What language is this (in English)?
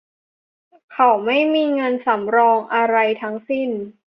Thai